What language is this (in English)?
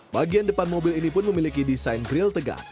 Indonesian